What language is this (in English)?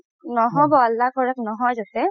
Assamese